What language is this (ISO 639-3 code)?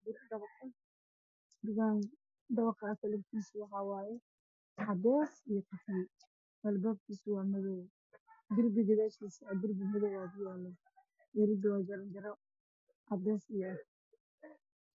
som